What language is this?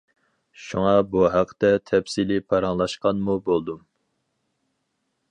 Uyghur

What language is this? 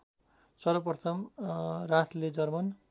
Nepali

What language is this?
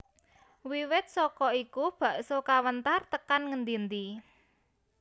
Javanese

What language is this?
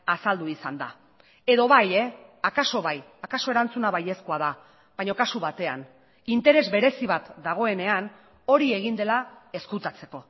Basque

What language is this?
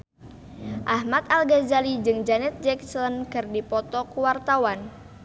Sundanese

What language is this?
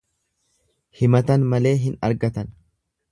Oromo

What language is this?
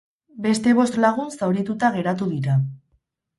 Basque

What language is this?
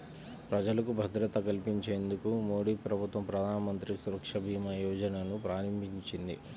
Telugu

